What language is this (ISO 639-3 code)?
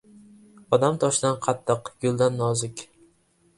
uzb